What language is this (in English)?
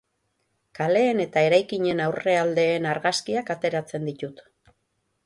Basque